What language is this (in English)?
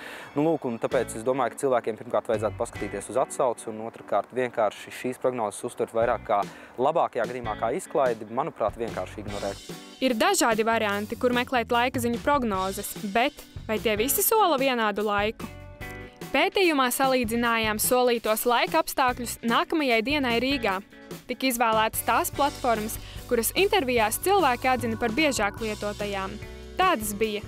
Latvian